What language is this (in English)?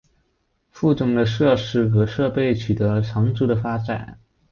Chinese